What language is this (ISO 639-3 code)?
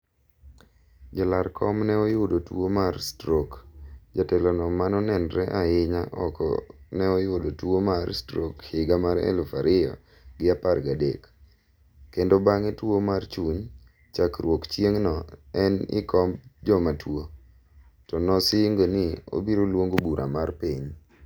luo